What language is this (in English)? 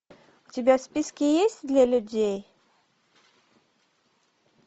Russian